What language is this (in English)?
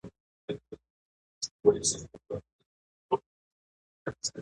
Pashto